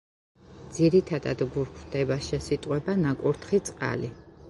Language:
Georgian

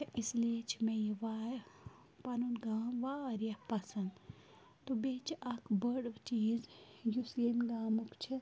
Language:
Kashmiri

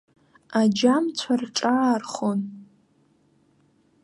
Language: Abkhazian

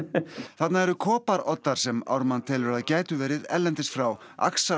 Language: Icelandic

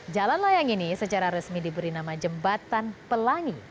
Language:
Indonesian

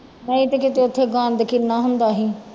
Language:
Punjabi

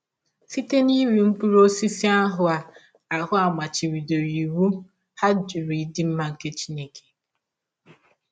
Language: Igbo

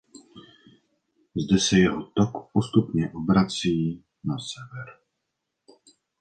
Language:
Czech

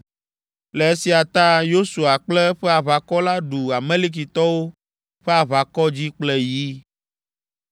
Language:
Ewe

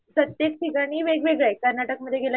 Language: Marathi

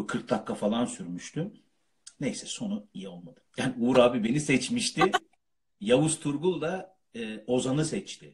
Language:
Turkish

